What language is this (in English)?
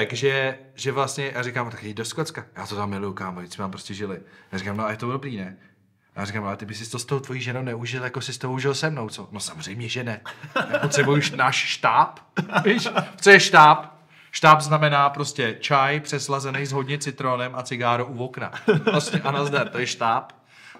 Czech